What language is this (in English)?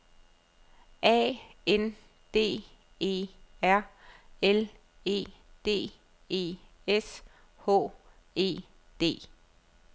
Danish